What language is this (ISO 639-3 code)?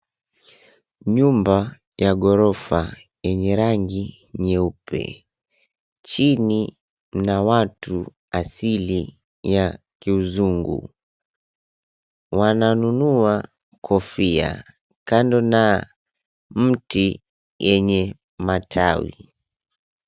swa